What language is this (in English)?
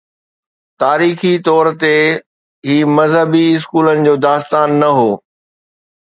Sindhi